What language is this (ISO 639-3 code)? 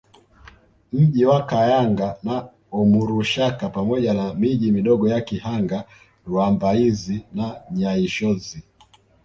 swa